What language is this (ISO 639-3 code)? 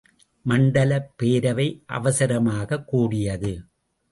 tam